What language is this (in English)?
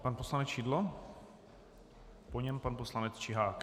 Czech